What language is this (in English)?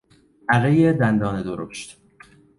Persian